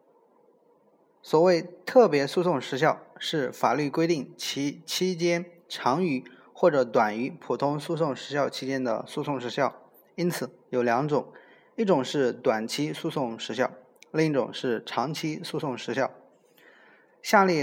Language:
Chinese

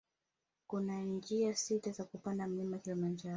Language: Swahili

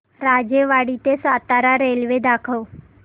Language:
Marathi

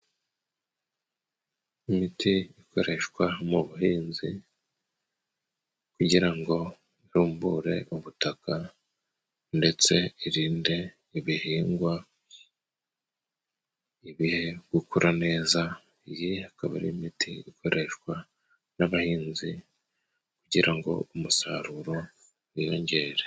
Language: Kinyarwanda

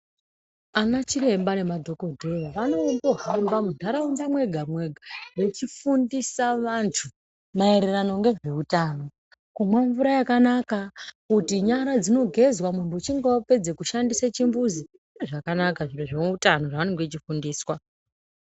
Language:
Ndau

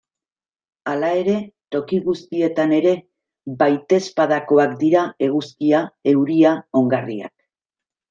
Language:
Basque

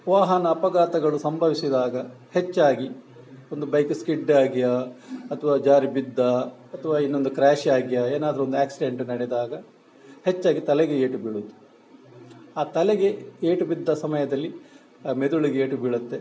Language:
Kannada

